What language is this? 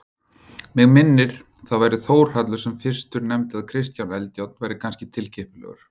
Icelandic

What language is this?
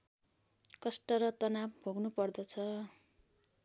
Nepali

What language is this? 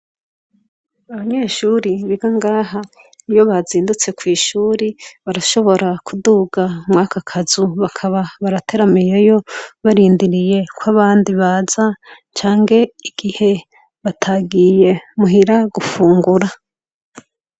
Rundi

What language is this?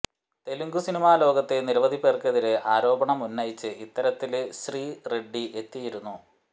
Malayalam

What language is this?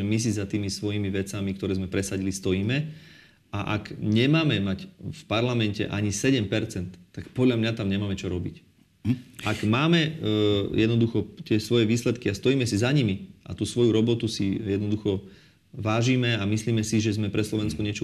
Slovak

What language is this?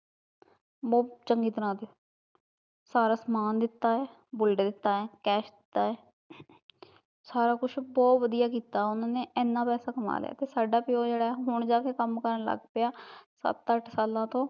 Punjabi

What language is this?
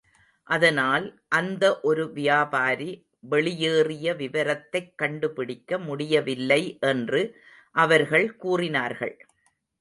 Tamil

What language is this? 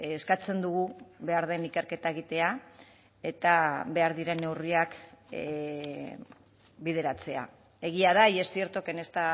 Basque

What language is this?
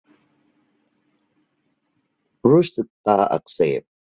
Thai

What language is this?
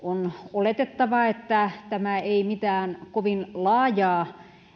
Finnish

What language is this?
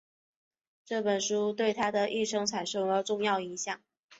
Chinese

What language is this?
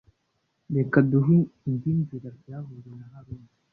Kinyarwanda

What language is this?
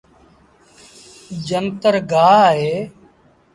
Sindhi Bhil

